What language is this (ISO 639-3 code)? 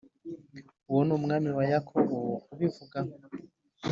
kin